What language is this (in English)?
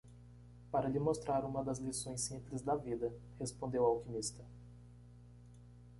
Portuguese